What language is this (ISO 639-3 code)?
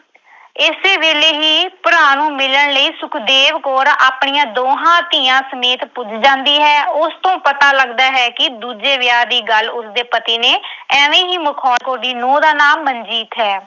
pan